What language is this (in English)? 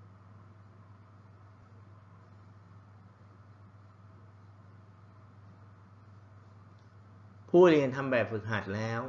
Thai